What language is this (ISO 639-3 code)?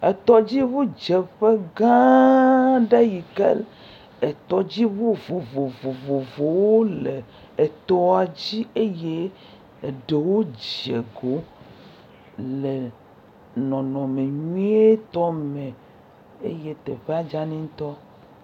ewe